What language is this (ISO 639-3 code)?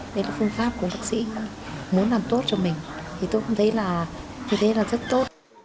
vie